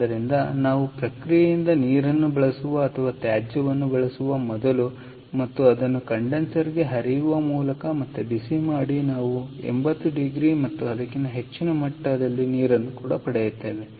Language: Kannada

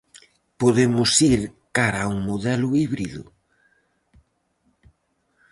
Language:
Galician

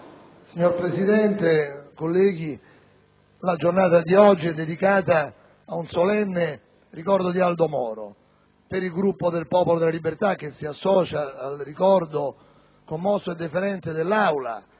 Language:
Italian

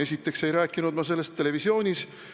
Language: Estonian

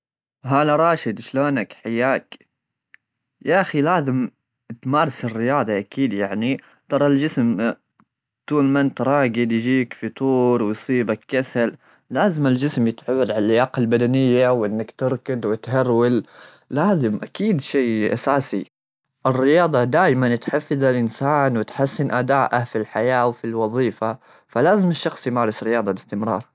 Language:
Gulf Arabic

